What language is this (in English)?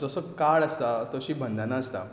Konkani